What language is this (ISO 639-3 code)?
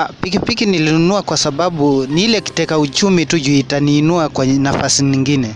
swa